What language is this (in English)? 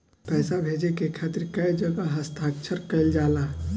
Bhojpuri